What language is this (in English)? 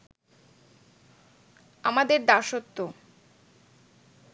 Bangla